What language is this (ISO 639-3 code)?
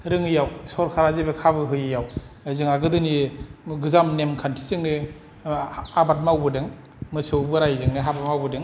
brx